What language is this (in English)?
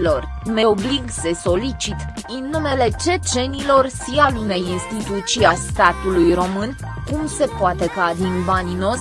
Romanian